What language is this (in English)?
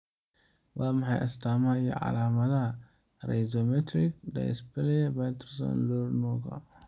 Somali